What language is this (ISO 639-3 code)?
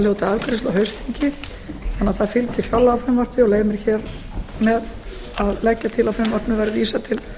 isl